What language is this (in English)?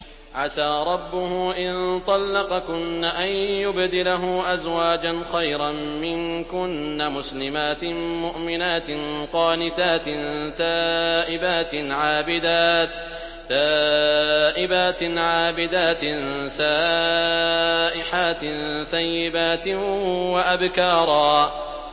Arabic